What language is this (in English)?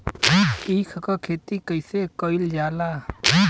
Bhojpuri